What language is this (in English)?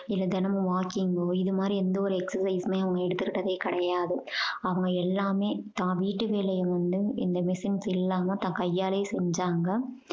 Tamil